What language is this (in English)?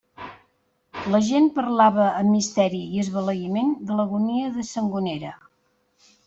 Catalan